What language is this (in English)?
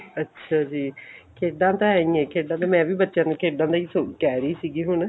Punjabi